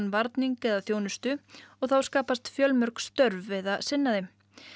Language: Icelandic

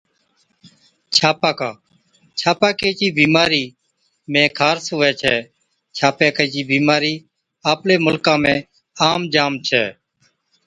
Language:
Od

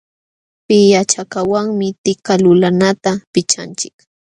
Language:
Jauja Wanca Quechua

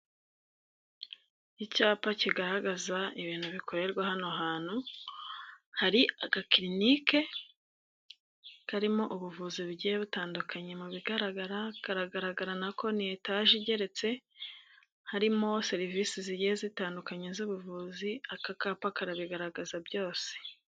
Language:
Kinyarwanda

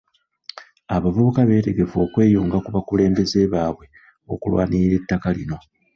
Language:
Ganda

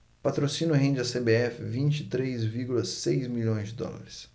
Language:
Portuguese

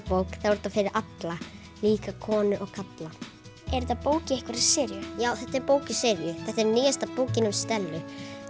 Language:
Icelandic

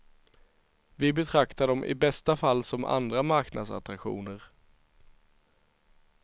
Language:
Swedish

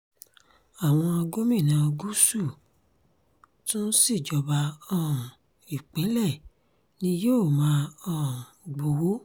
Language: Yoruba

